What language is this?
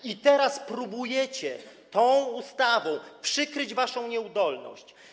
Polish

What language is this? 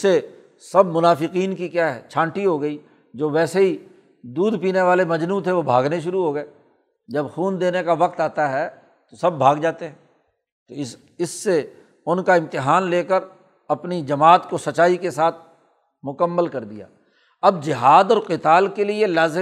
Urdu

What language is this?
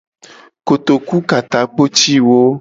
Gen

